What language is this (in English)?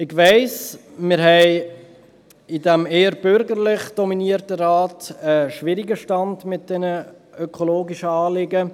Swiss German